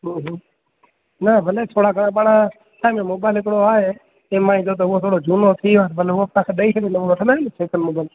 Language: Sindhi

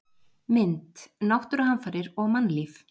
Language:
Icelandic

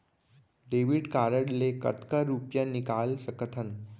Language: Chhattisgarhi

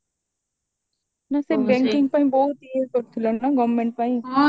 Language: Odia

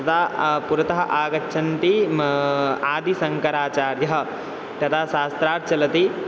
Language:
Sanskrit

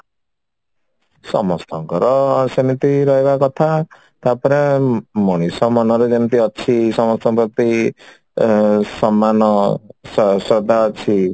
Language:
Odia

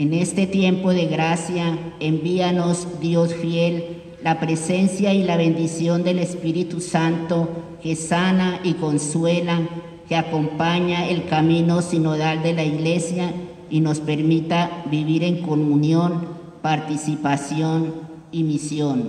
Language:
Spanish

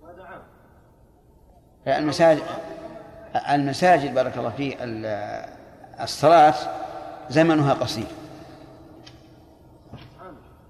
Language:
Arabic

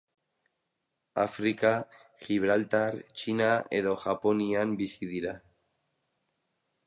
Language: Basque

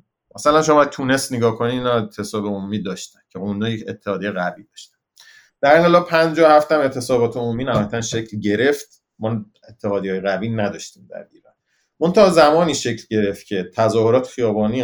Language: Persian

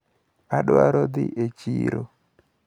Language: Luo (Kenya and Tanzania)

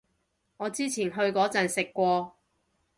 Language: Cantonese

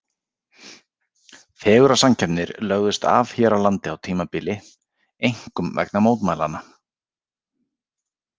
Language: Icelandic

